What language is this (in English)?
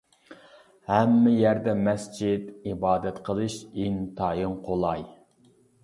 Uyghur